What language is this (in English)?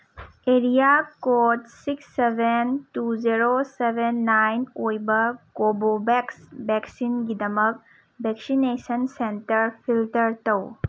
Manipuri